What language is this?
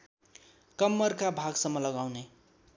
Nepali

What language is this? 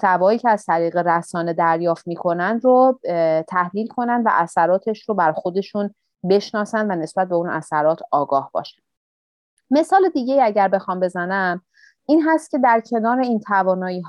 Persian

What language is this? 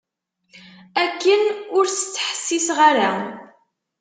Kabyle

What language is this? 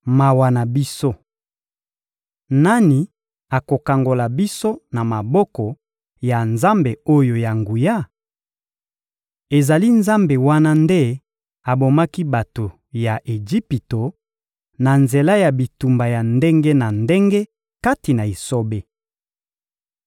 Lingala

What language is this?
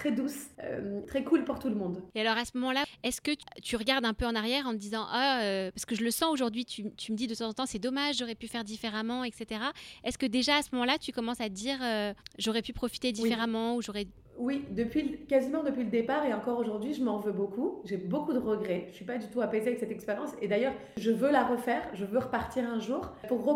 French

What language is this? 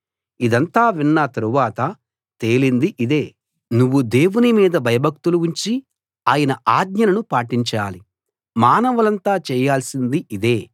Telugu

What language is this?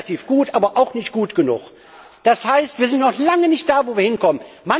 German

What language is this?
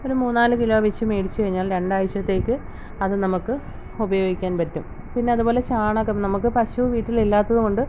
Malayalam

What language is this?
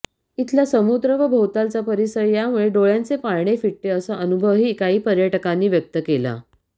Marathi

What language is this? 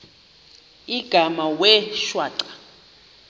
Xhosa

